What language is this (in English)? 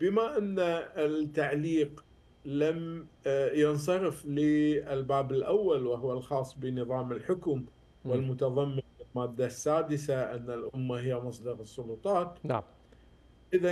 Arabic